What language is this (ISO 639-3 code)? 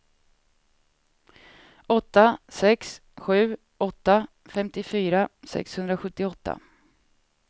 swe